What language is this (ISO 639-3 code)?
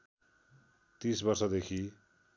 nep